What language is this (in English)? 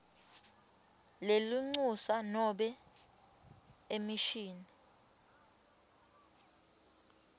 Swati